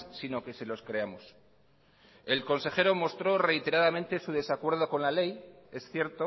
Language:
Spanish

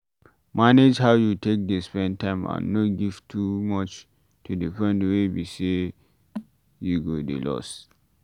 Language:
Nigerian Pidgin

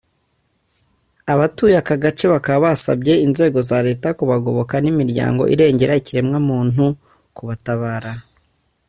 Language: Kinyarwanda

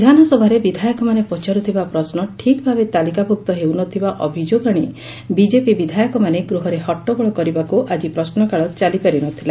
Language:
Odia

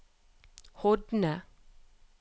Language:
Norwegian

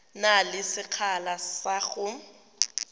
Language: Tswana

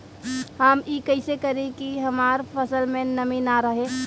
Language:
Bhojpuri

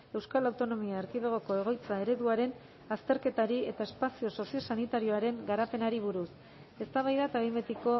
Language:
Basque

